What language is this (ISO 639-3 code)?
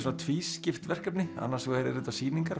isl